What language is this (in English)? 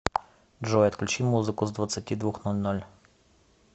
Russian